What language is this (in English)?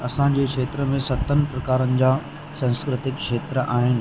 Sindhi